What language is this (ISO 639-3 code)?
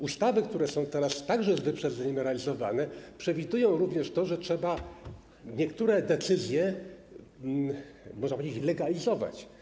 pol